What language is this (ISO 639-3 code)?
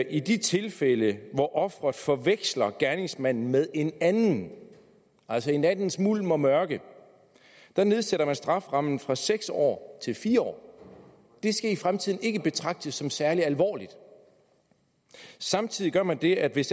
dan